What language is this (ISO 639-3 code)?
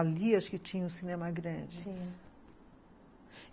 por